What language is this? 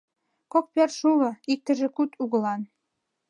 Mari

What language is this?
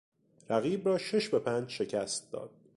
Persian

